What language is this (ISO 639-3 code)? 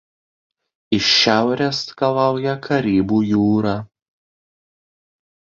lit